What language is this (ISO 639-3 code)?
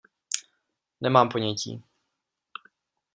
ces